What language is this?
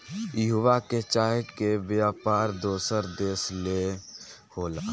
Bhojpuri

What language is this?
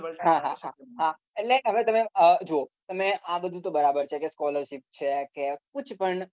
Gujarati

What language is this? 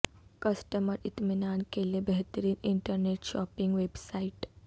Urdu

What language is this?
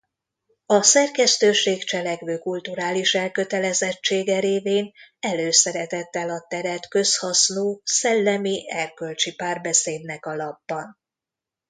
Hungarian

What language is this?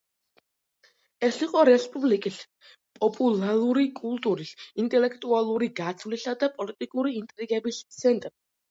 Georgian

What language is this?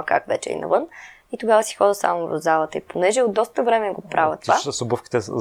Bulgarian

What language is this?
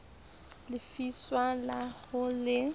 Southern Sotho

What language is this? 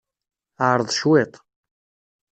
Kabyle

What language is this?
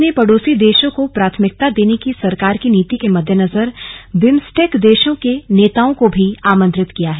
Hindi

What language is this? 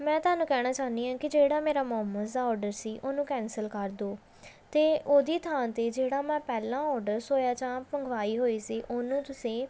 Punjabi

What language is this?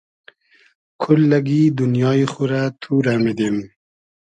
Hazaragi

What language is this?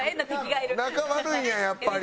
Japanese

